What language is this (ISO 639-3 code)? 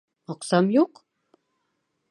bak